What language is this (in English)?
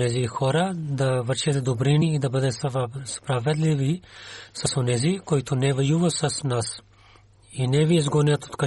Bulgarian